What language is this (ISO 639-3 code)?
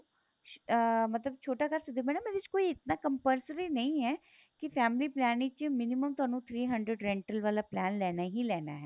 pan